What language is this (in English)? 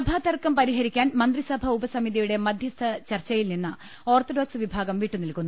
Malayalam